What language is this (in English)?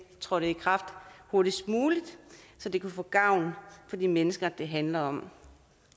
Danish